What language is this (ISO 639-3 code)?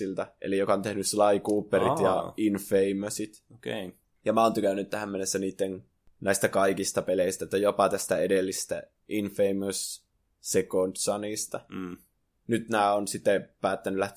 fin